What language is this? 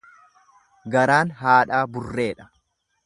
Oromo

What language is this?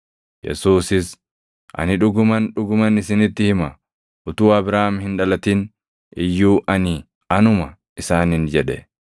Oromo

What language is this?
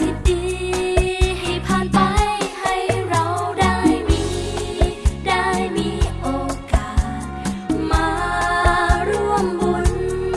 Indonesian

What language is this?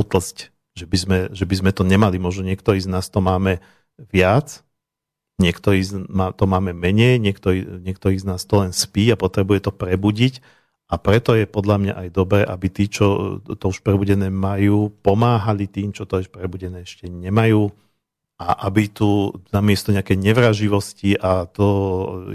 Slovak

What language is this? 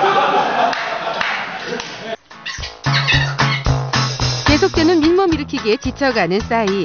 Korean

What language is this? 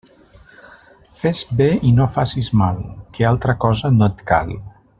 Catalan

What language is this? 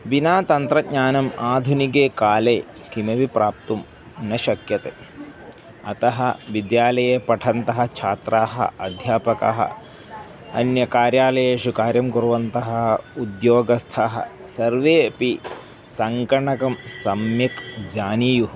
Sanskrit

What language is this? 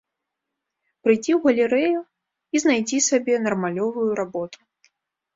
Belarusian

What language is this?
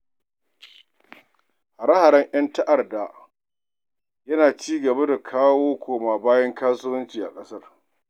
Hausa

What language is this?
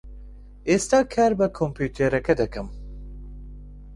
Central Kurdish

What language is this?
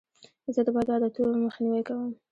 Pashto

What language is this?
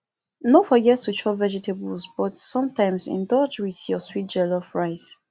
Nigerian Pidgin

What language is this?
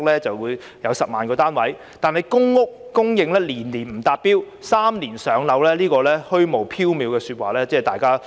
Cantonese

